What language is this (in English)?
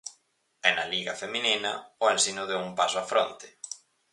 Galician